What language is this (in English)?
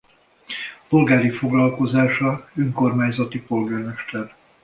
Hungarian